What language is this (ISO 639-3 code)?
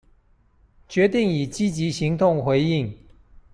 zho